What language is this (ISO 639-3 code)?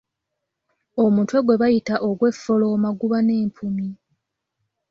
lug